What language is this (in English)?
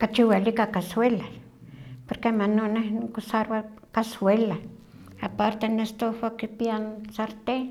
Huaxcaleca Nahuatl